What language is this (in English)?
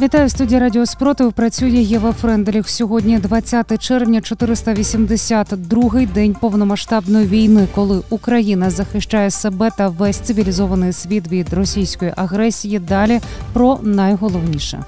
Ukrainian